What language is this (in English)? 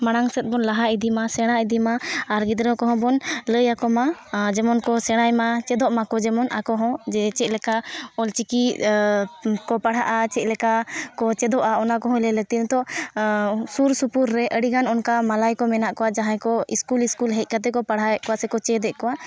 Santali